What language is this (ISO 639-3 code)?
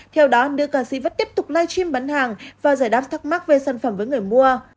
vie